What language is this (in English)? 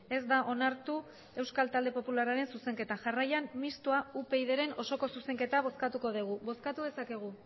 Basque